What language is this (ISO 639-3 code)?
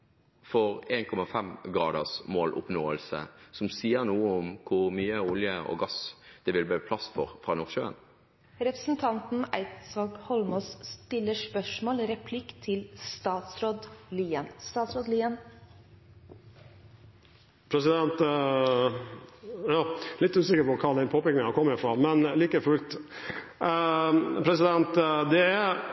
nor